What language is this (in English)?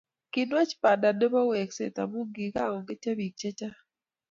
Kalenjin